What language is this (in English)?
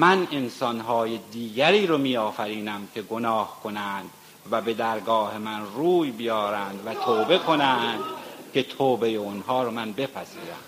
Persian